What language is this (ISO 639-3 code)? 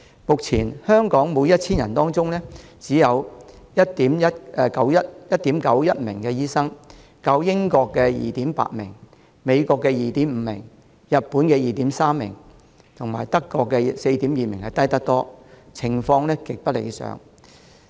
yue